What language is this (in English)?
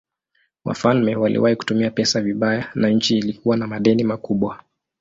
Swahili